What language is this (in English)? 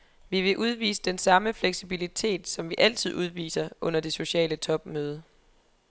Danish